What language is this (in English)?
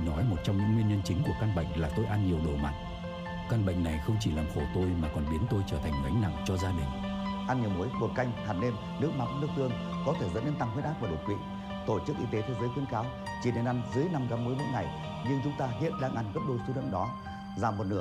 Vietnamese